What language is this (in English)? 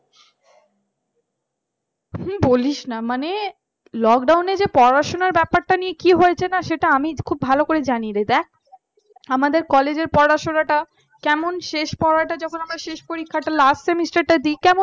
Bangla